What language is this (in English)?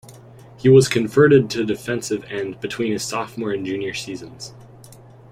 English